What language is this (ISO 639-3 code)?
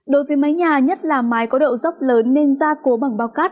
vie